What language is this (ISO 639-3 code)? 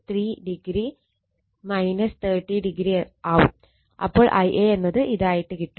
mal